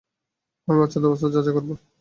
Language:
Bangla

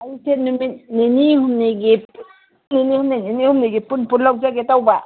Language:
Manipuri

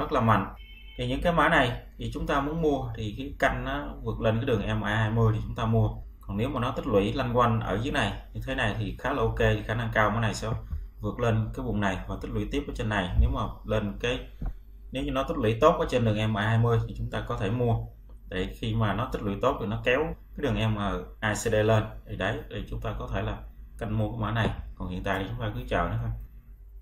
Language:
Vietnamese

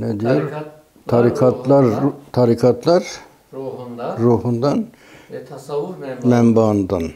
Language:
Turkish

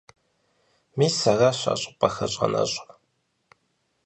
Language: Kabardian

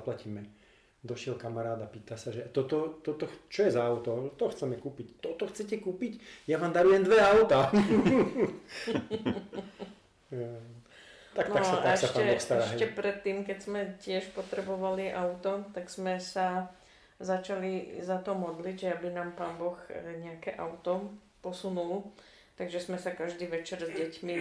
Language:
Slovak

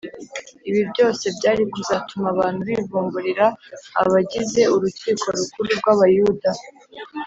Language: Kinyarwanda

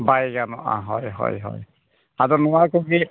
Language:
Santali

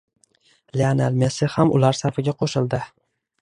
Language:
Uzbek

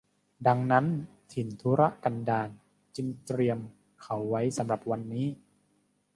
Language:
Thai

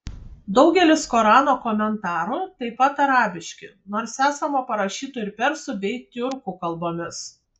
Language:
Lithuanian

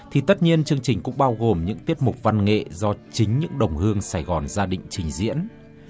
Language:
Vietnamese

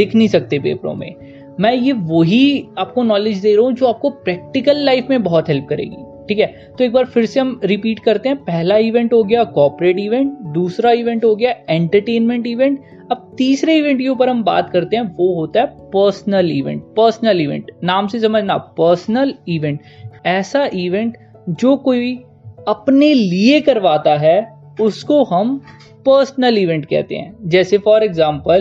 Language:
Hindi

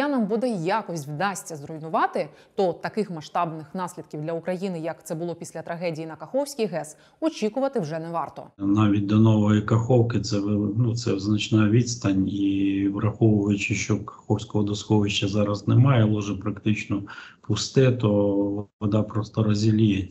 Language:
Ukrainian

